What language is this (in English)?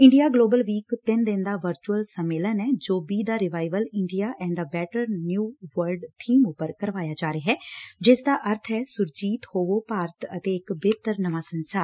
Punjabi